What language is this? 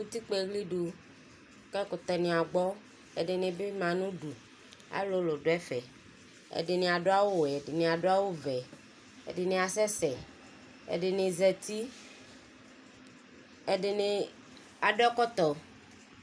Ikposo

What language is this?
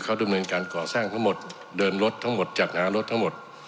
Thai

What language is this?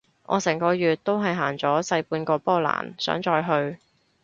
Cantonese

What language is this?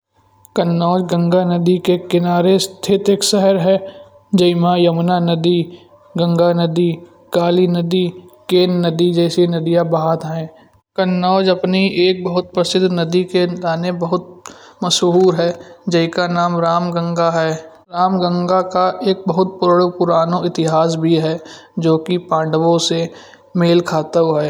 Kanauji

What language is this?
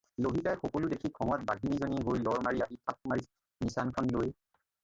Assamese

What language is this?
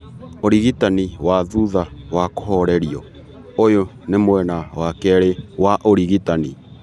Kikuyu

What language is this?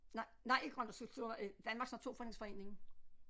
Danish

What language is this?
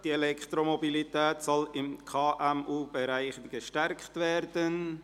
Swiss German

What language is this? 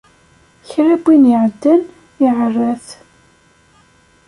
Kabyle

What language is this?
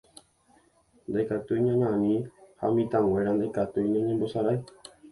Guarani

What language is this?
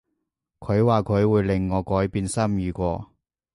Cantonese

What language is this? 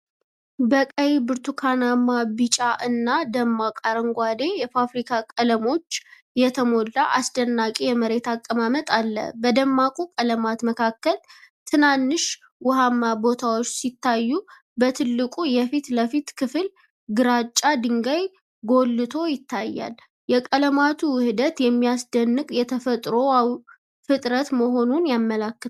Amharic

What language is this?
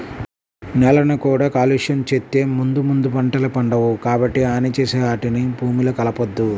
Telugu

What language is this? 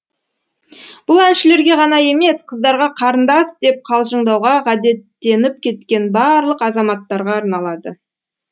Kazakh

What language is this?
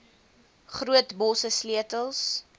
Afrikaans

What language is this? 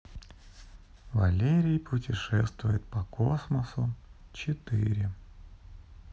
Russian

